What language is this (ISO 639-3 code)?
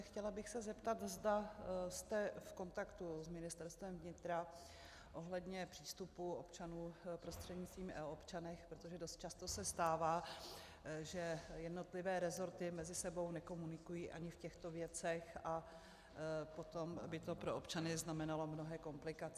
ces